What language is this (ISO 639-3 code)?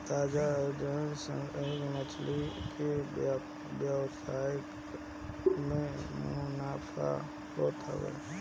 bho